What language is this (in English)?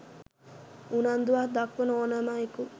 Sinhala